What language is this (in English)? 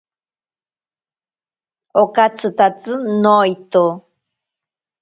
Ashéninka Perené